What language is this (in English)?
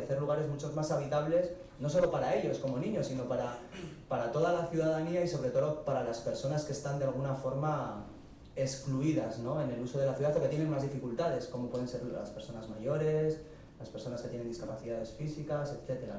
Spanish